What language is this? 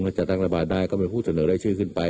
Thai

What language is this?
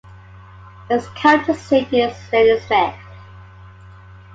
English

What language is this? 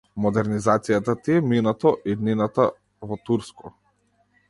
Macedonian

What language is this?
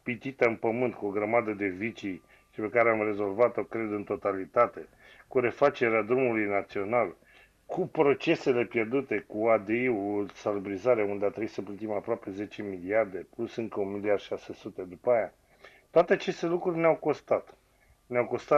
Romanian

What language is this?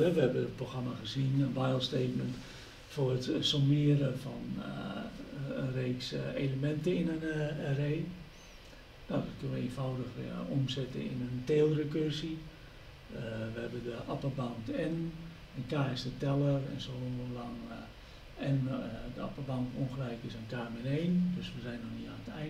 Dutch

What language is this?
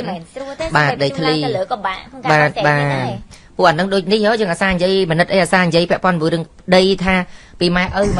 Thai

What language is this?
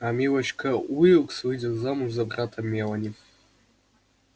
Russian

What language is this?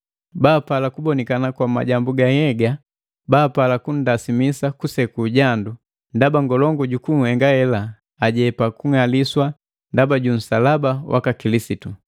Matengo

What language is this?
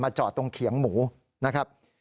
Thai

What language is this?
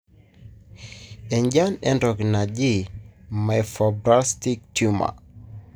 Masai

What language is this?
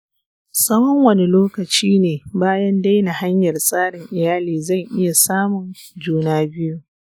Hausa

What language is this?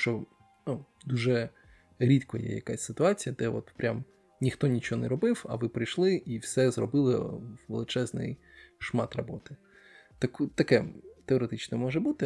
Ukrainian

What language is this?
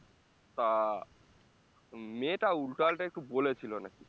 Bangla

